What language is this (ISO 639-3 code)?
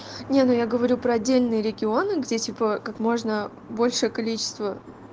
rus